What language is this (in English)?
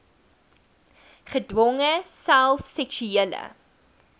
Afrikaans